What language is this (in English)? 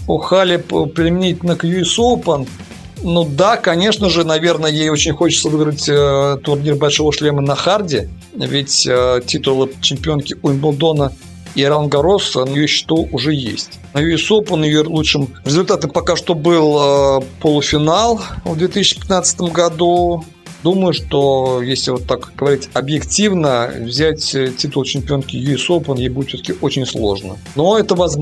Russian